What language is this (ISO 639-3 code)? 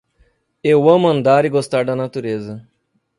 por